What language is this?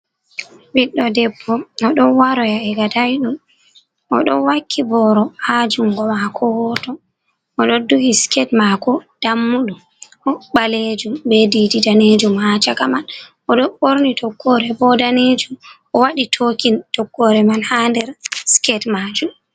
Fula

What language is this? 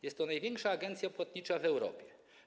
Polish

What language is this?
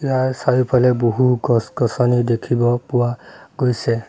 Assamese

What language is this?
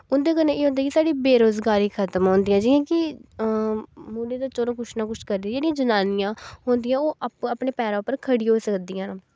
Dogri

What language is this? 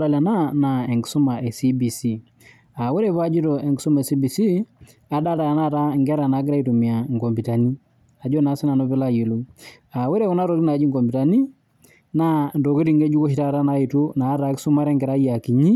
Masai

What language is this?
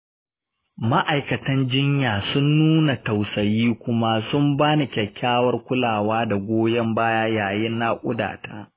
Hausa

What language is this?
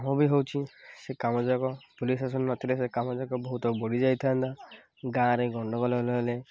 Odia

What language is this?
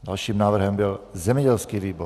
Czech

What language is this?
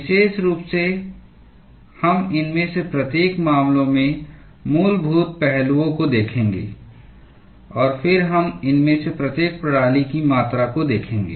Hindi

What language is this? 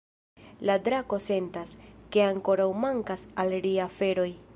Esperanto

